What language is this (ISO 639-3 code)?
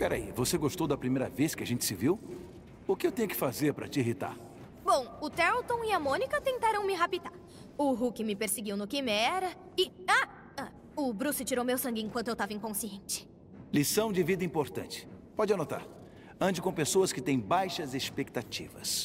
por